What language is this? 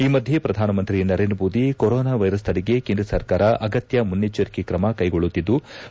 Kannada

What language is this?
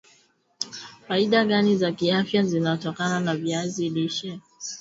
Swahili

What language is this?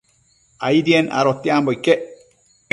Matsés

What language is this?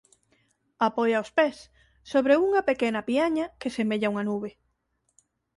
Galician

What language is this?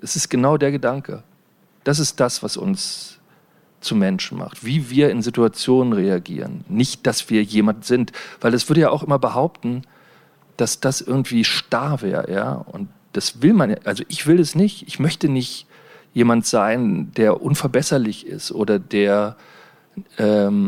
German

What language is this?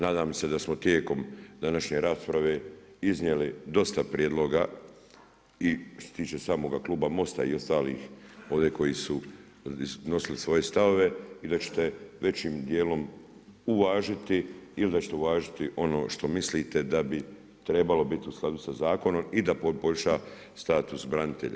Croatian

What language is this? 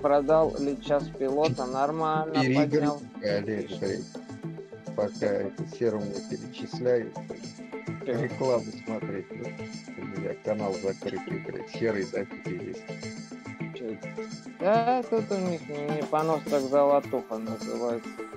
Russian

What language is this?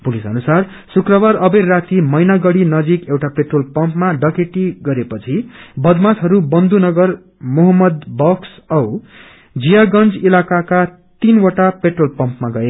Nepali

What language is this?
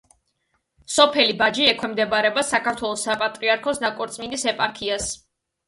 Georgian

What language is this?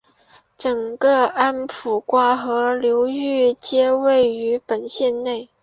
Chinese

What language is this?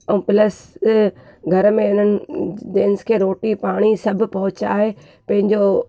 Sindhi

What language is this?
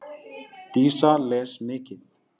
Icelandic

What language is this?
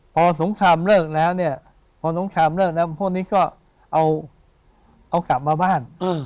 Thai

